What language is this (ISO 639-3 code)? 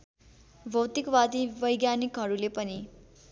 nep